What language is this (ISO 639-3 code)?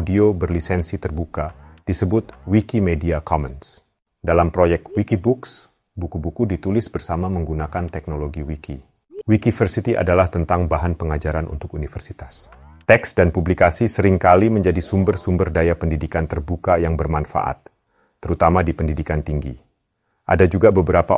ind